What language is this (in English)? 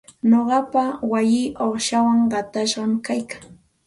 Santa Ana de Tusi Pasco Quechua